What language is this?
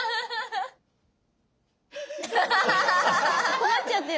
Japanese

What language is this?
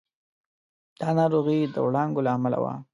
Pashto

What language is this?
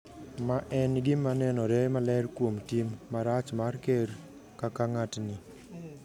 Luo (Kenya and Tanzania)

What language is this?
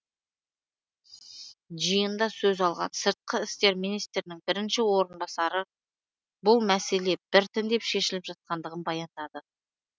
Kazakh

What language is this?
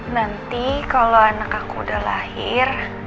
Indonesian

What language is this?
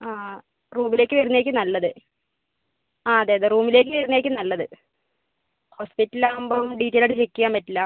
Malayalam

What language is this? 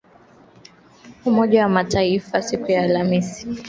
Swahili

